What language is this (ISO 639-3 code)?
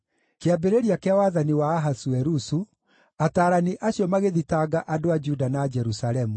kik